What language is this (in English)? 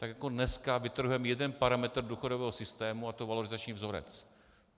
Czech